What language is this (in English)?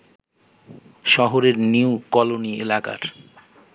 Bangla